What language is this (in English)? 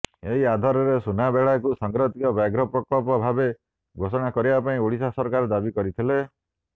Odia